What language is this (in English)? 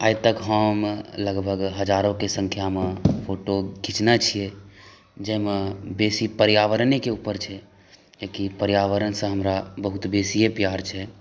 Maithili